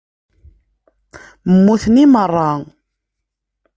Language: Kabyle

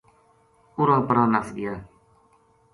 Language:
Gujari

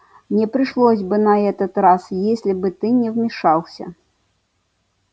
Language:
Russian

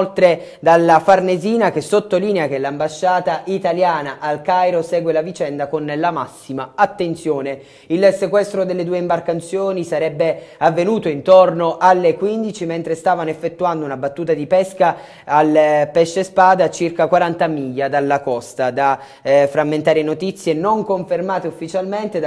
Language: Italian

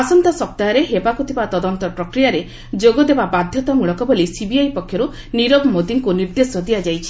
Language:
Odia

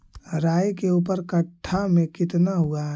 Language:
Magahi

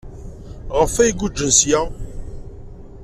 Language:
Kabyle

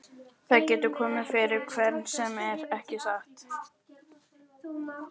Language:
Icelandic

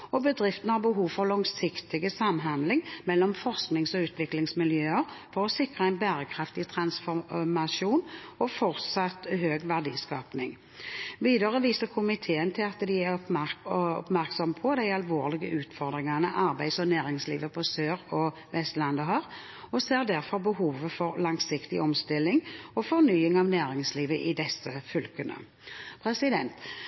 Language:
Norwegian Bokmål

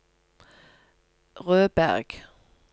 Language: Norwegian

